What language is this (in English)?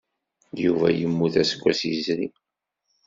Kabyle